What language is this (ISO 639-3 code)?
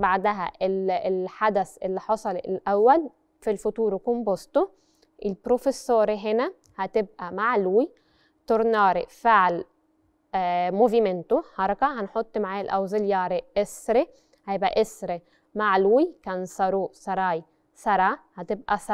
ara